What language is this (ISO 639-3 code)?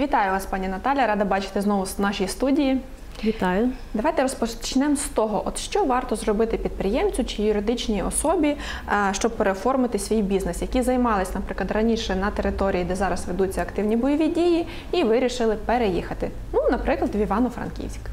ukr